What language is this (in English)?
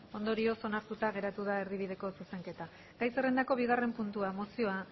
Basque